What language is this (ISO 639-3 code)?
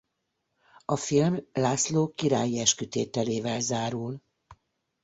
hun